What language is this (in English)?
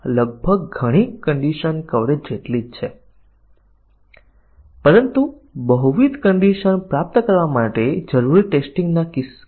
Gujarati